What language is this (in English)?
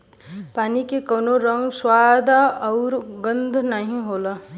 Bhojpuri